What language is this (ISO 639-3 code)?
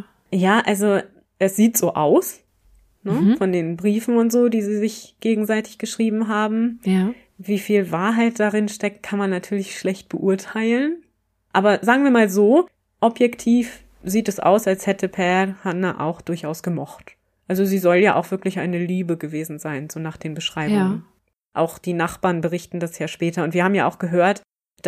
deu